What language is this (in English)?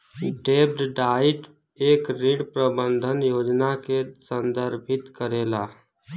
Bhojpuri